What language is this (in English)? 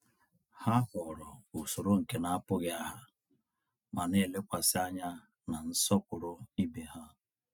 Igbo